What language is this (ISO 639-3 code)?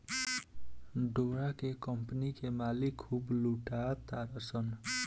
bho